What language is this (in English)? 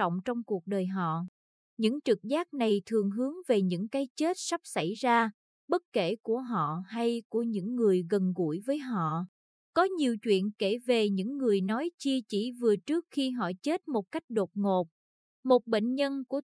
Vietnamese